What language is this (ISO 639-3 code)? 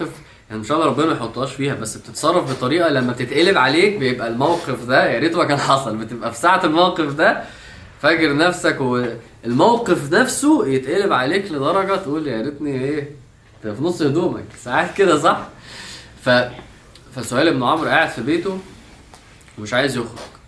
ara